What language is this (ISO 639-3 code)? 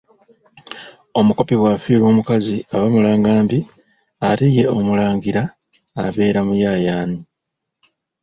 lug